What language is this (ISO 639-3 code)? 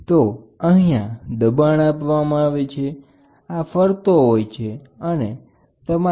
guj